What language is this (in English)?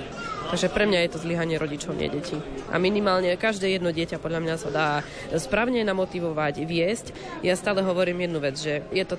Slovak